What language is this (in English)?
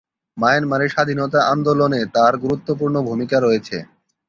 Bangla